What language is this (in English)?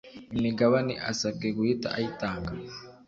Kinyarwanda